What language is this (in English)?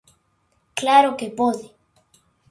Galician